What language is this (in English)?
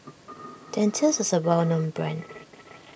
English